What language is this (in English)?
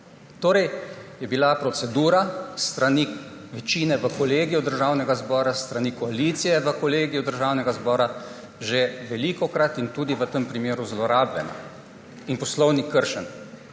Slovenian